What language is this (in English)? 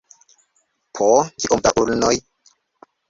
Esperanto